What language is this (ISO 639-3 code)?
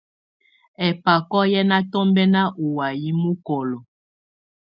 tvu